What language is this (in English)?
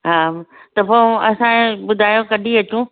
Sindhi